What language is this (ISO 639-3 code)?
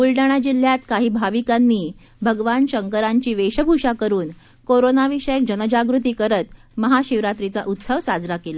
mar